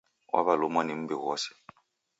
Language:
Taita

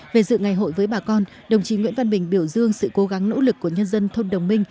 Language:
Vietnamese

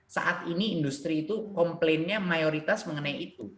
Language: Indonesian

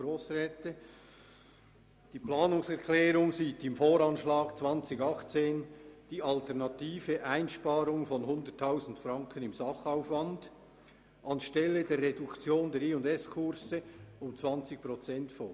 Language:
Swiss German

